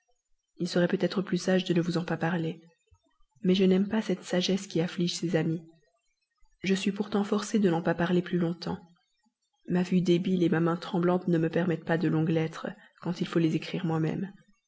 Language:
French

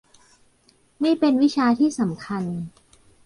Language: Thai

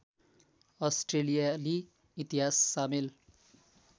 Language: Nepali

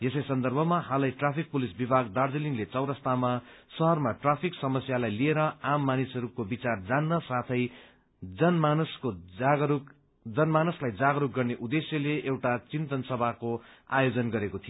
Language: Nepali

